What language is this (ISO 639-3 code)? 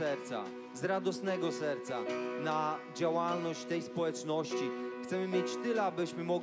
pol